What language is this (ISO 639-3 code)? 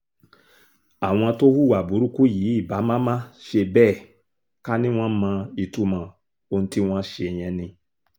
yor